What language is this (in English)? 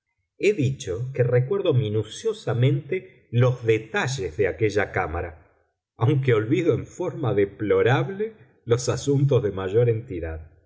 Spanish